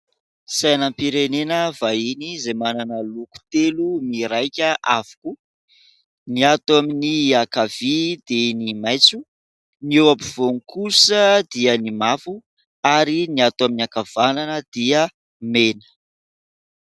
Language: Malagasy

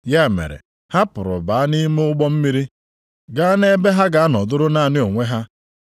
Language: Igbo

